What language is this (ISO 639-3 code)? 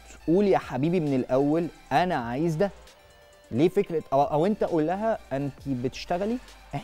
ara